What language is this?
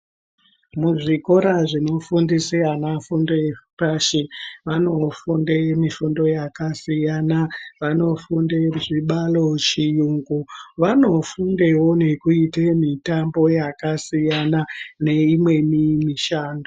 Ndau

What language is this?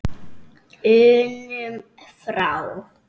Icelandic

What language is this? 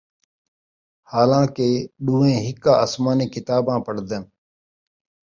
Saraiki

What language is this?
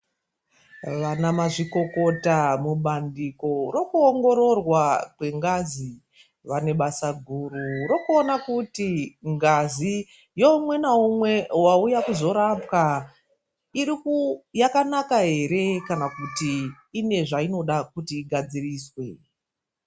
Ndau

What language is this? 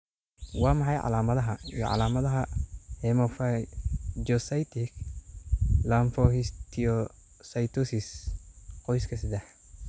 Somali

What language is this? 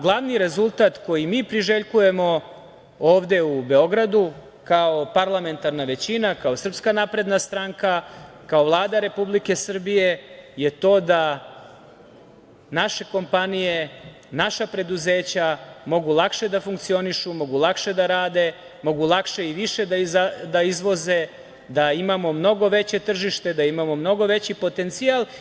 Serbian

